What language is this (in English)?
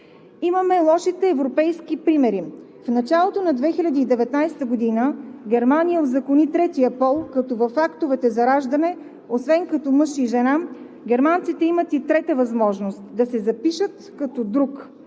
Bulgarian